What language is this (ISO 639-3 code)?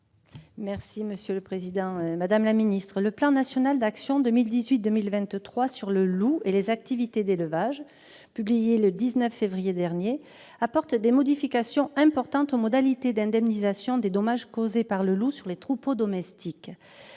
fra